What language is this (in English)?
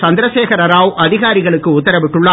Tamil